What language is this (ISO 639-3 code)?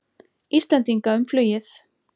isl